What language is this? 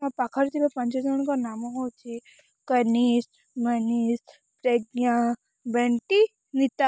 Odia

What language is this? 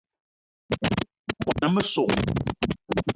Eton (Cameroon)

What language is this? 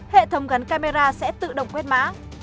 Vietnamese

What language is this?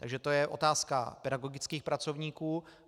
Czech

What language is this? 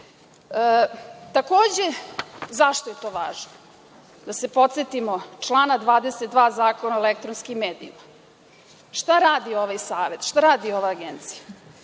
Serbian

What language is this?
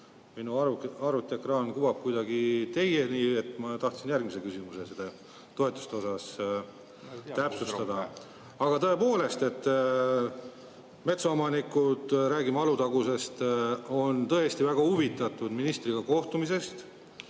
Estonian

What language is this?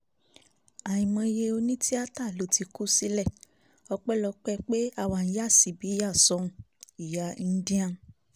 Yoruba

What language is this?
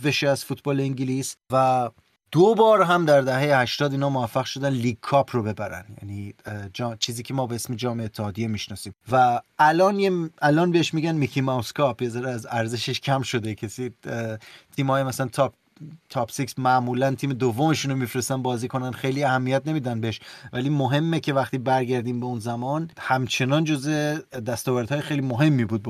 Persian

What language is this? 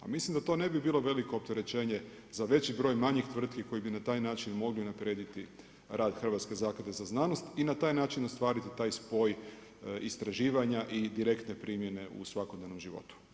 Croatian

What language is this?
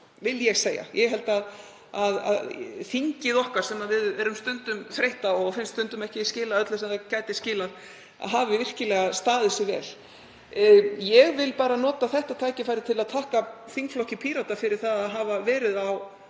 Icelandic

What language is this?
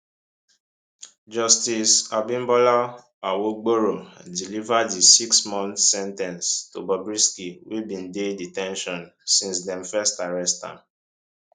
Nigerian Pidgin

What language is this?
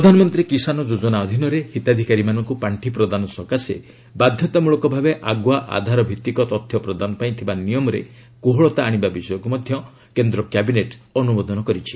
Odia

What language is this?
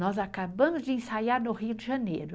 Portuguese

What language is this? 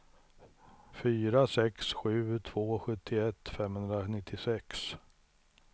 Swedish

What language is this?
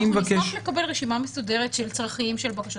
Hebrew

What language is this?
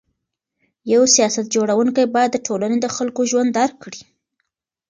Pashto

